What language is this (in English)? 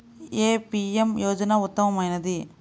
Telugu